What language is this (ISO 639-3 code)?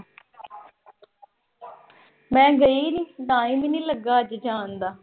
pan